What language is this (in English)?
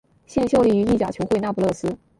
Chinese